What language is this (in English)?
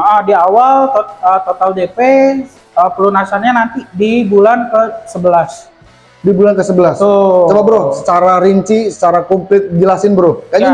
Indonesian